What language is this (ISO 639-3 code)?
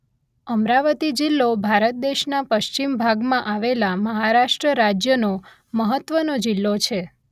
guj